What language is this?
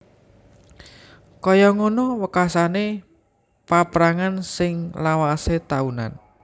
Javanese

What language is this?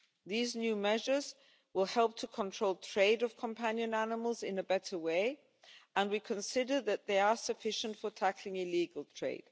English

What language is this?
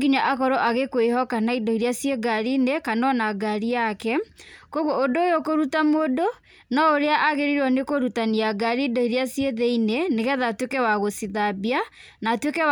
Kikuyu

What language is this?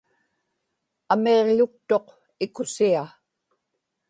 Inupiaq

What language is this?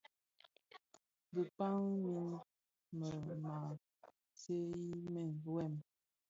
Bafia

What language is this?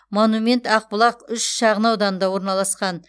Kazakh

